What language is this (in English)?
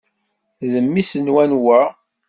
Kabyle